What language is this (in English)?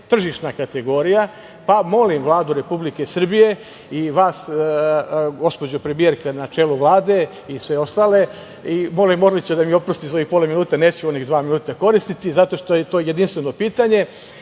Serbian